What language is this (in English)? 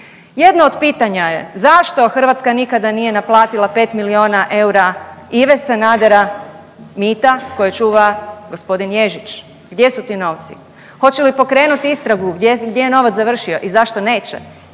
Croatian